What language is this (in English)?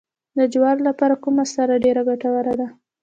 Pashto